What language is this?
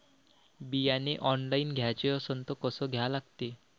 Marathi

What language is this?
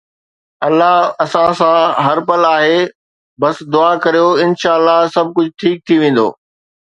Sindhi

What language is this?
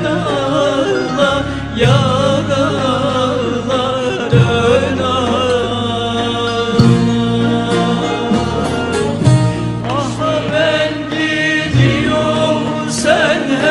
Arabic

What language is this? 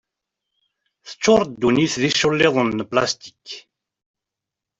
Kabyle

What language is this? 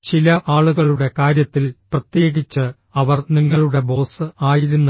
Malayalam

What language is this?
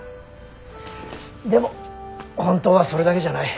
Japanese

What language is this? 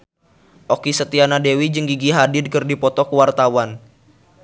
Sundanese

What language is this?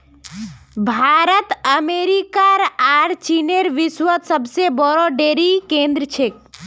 Magahi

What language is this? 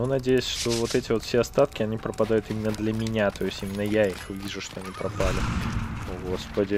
Russian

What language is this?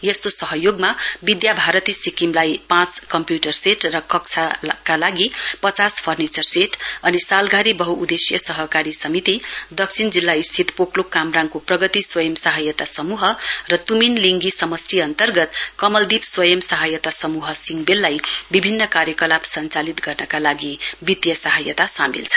Nepali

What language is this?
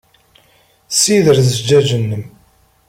Kabyle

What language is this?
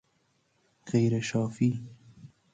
Persian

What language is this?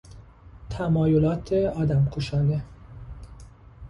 Persian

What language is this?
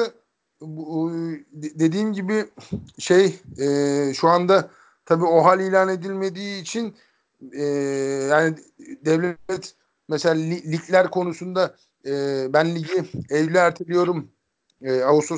Turkish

